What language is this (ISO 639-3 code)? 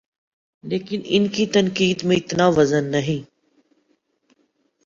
urd